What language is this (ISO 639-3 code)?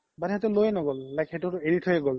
asm